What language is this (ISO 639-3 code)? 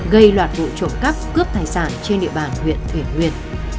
vie